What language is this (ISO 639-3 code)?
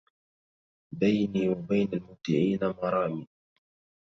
ara